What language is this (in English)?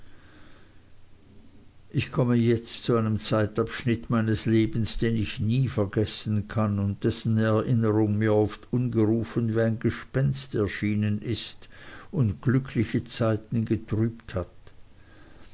German